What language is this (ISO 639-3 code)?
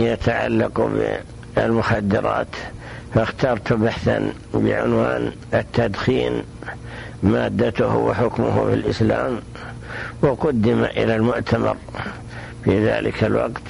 ara